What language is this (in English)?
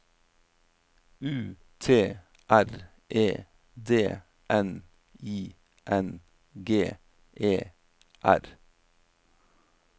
Norwegian